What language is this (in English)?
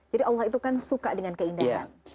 Indonesian